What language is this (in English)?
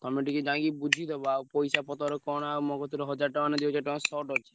Odia